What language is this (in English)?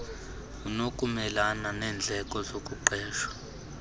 Xhosa